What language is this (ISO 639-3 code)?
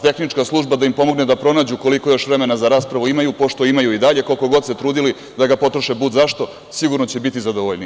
srp